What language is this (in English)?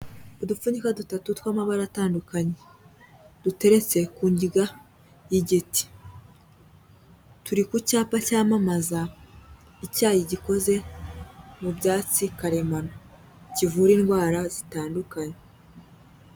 Kinyarwanda